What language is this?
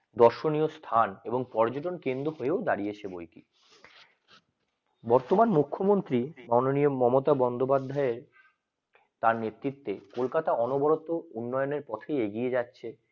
Bangla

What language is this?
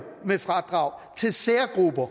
Danish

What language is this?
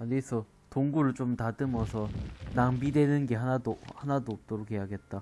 Korean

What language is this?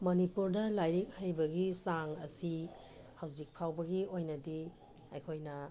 Manipuri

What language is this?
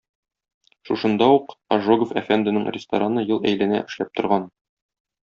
Tatar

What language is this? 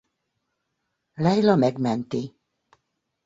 Hungarian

